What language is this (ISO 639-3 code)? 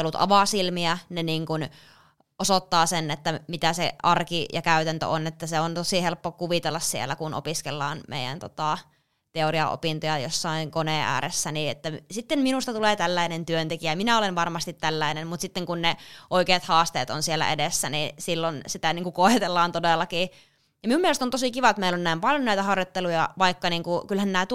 fin